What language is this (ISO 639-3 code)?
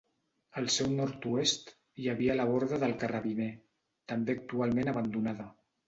cat